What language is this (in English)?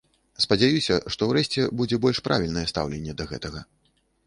Belarusian